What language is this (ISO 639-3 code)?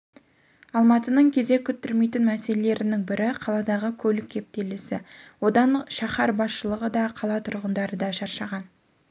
kaz